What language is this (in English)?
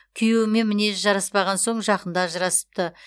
Kazakh